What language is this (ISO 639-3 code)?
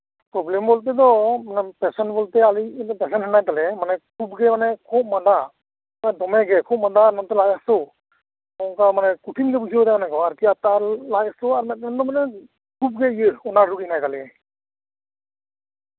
sat